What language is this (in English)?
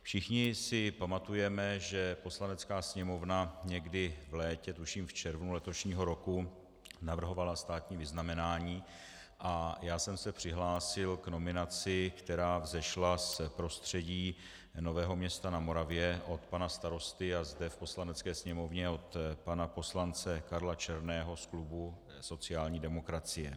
Czech